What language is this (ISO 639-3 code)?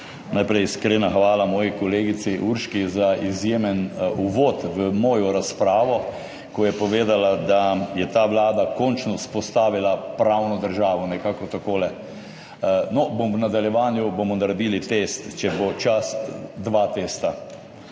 slv